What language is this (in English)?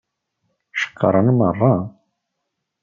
Kabyle